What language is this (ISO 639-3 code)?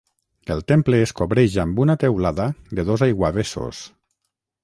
cat